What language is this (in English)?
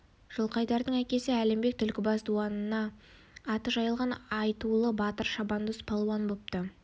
Kazakh